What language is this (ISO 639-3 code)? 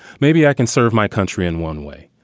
eng